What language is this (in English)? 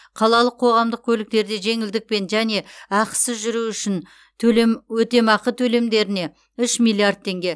Kazakh